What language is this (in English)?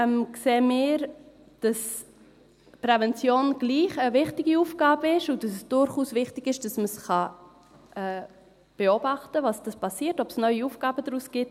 Swiss German